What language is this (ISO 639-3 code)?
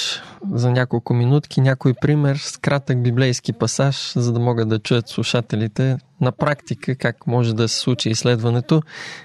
bul